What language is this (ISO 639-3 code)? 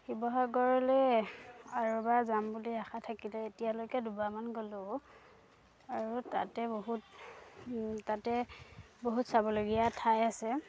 asm